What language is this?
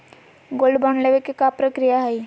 Magahi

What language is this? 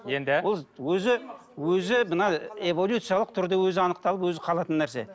Kazakh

